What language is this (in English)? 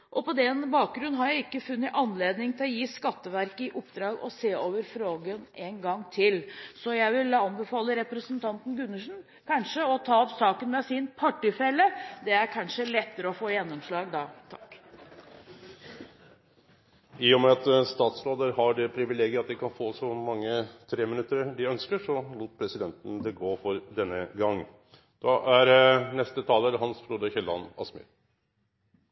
Norwegian